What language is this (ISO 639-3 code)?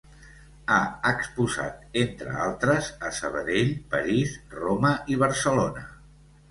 cat